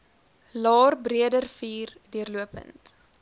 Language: Afrikaans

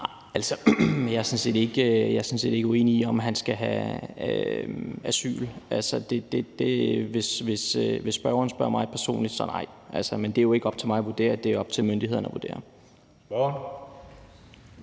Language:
Danish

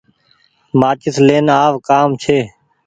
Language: Goaria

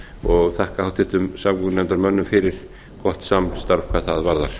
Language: Icelandic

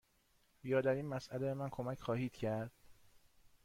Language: Persian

